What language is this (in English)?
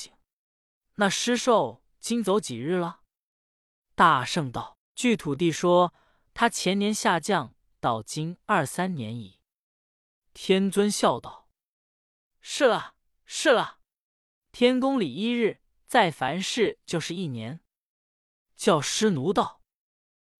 Chinese